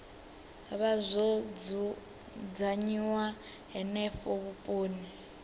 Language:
Venda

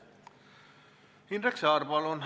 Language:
Estonian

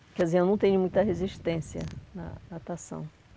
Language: Portuguese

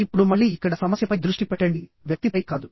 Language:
Telugu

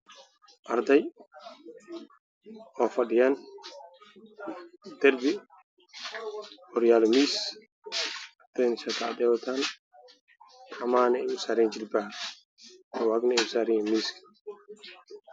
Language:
Somali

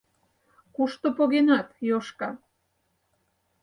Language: Mari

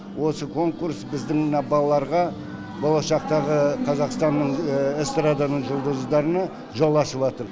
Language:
Kazakh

